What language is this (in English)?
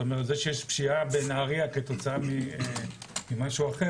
Hebrew